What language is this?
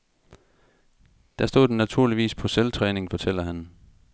Danish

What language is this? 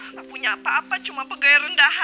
Indonesian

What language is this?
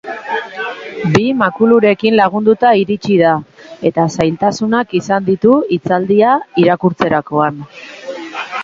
Basque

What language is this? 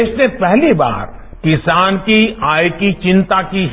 Hindi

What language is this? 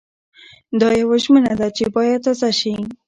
Pashto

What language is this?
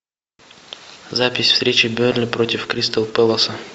Russian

